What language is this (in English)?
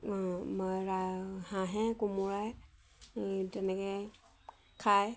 Assamese